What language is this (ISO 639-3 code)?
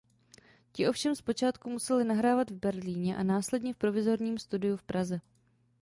ces